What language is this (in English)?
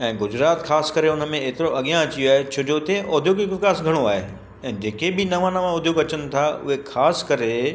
Sindhi